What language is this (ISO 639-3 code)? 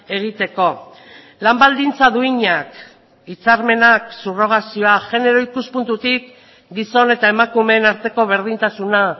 eus